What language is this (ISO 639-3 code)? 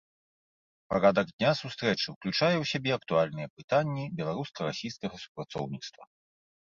bel